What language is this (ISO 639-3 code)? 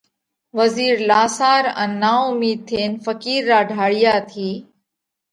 kvx